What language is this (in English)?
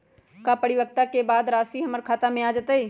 Magahi